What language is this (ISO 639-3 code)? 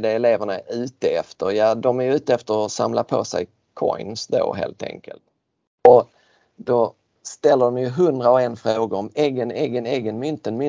swe